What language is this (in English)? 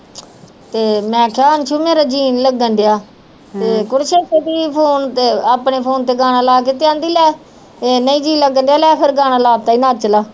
Punjabi